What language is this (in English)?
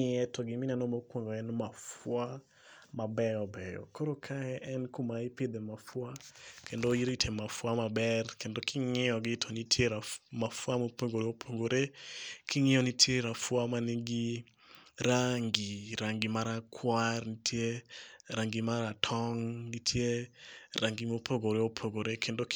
Luo (Kenya and Tanzania)